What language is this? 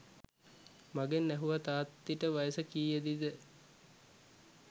Sinhala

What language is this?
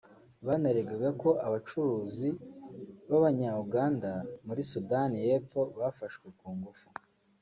Kinyarwanda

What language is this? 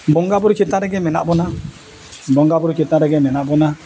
Santali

